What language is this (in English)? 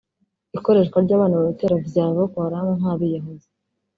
Kinyarwanda